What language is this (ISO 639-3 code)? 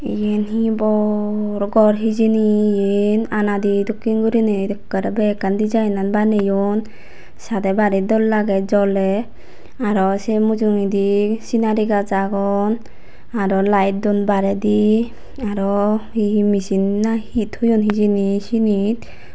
ccp